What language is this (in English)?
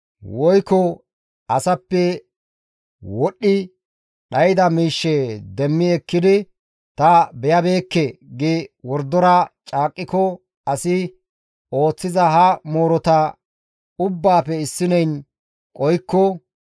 Gamo